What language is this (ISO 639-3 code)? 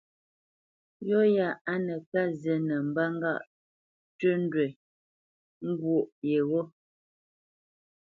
bce